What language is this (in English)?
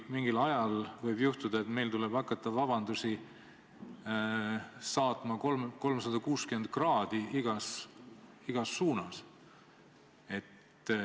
Estonian